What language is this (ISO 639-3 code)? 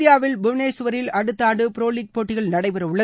tam